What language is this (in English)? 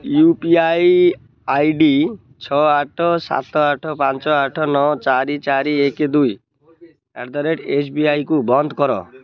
Odia